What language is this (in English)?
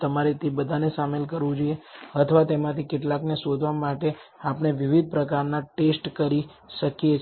Gujarati